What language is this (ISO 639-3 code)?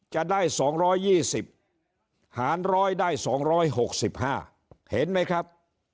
tha